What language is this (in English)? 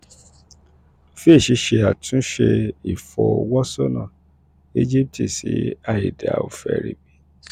Yoruba